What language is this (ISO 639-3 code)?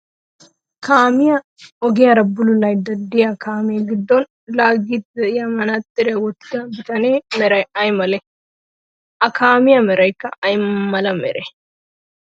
wal